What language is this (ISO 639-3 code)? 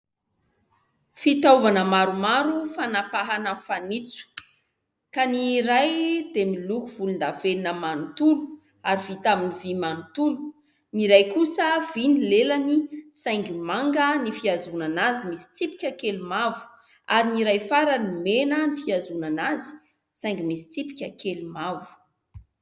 mlg